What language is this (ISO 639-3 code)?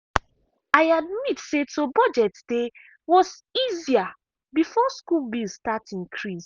pcm